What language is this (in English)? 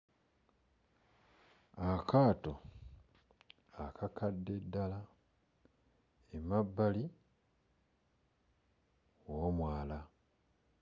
Ganda